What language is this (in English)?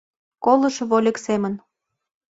Mari